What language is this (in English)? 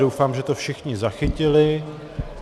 Czech